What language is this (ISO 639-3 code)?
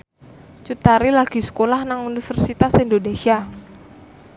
jav